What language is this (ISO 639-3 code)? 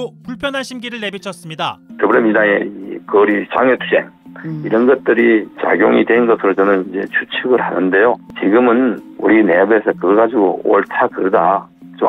kor